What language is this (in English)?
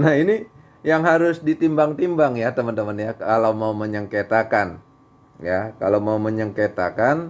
Indonesian